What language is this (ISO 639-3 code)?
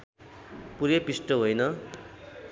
nep